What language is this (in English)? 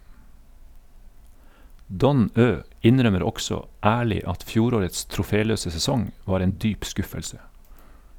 Norwegian